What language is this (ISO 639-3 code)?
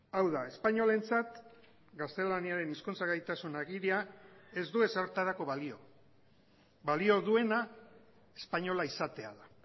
eus